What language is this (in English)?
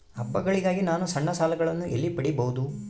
Kannada